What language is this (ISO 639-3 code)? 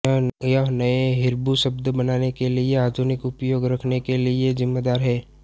hin